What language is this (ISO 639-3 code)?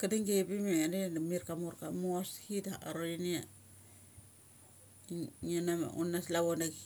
gcc